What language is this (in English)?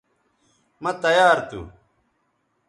Bateri